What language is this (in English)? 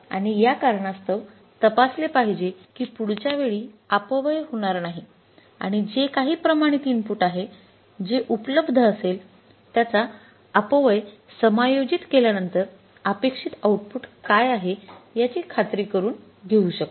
Marathi